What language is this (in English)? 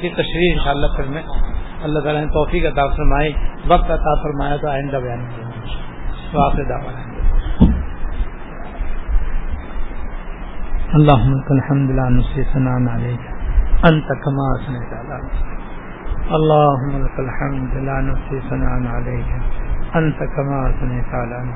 Urdu